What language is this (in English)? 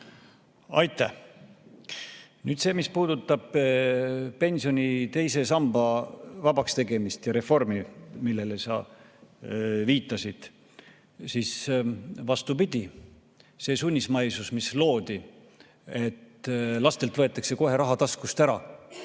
Estonian